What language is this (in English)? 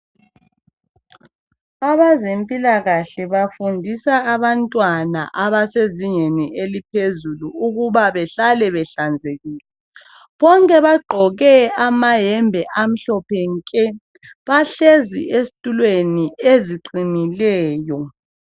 North Ndebele